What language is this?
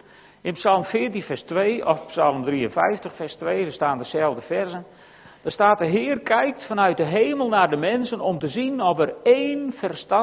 Dutch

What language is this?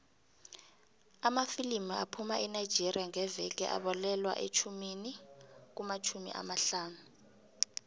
South Ndebele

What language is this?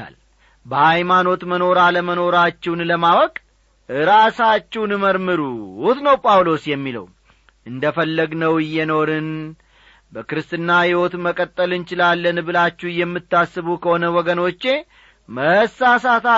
Amharic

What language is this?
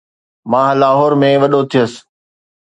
Sindhi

